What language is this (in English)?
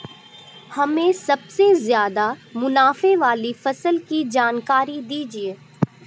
Hindi